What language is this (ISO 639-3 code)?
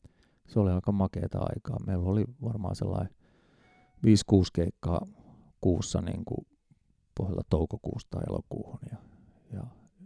fin